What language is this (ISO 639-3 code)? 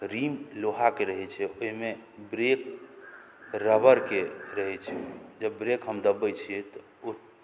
mai